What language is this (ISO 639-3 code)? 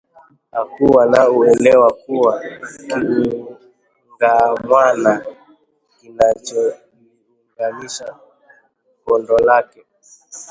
swa